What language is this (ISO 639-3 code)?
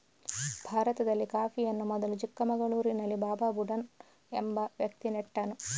kan